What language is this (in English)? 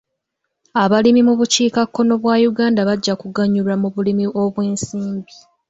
Ganda